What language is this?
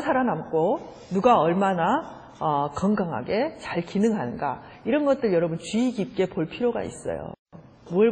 Korean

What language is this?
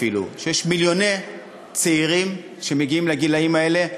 Hebrew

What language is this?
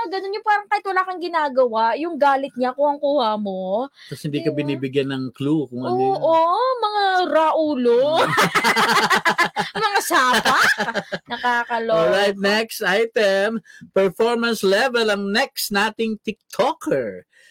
Filipino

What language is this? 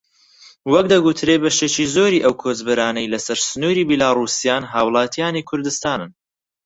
Central Kurdish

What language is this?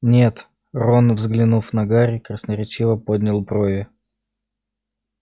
Russian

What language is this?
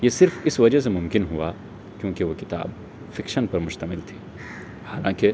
Urdu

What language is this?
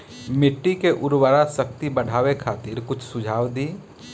Bhojpuri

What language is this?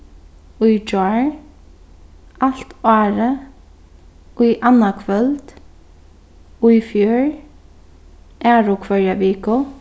Faroese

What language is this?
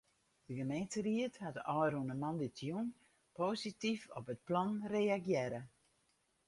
Western Frisian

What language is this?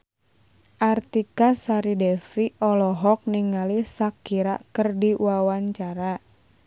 Sundanese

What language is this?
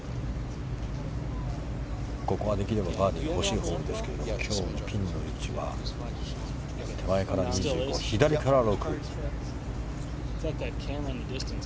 Japanese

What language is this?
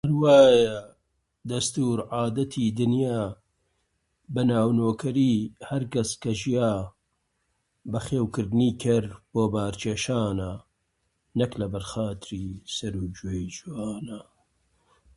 Central Kurdish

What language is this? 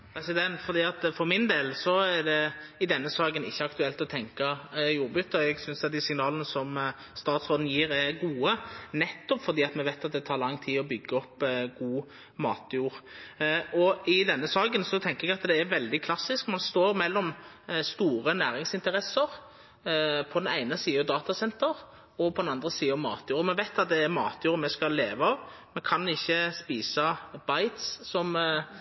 Norwegian Nynorsk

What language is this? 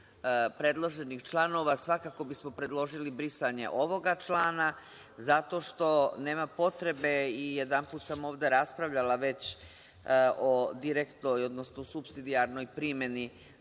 Serbian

